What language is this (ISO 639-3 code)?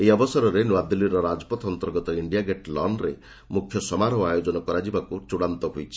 ori